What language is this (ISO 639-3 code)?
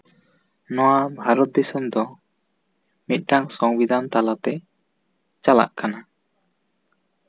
sat